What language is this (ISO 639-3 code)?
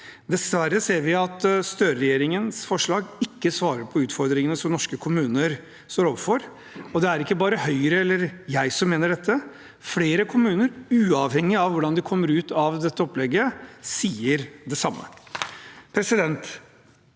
nor